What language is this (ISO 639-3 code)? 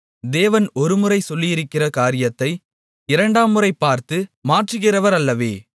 tam